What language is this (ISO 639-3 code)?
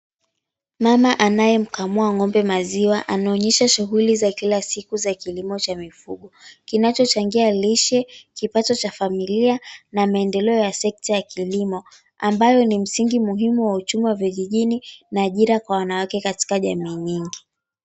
swa